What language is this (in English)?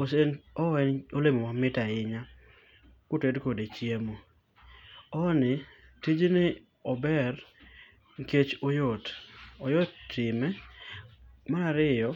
Luo (Kenya and Tanzania)